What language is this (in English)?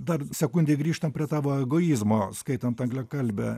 Lithuanian